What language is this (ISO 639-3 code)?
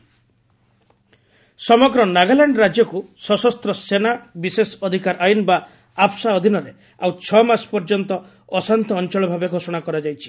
ori